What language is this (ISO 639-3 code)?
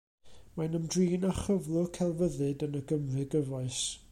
cym